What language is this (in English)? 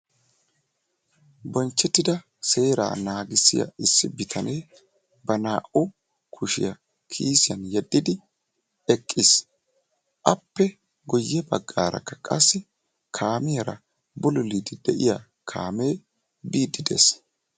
Wolaytta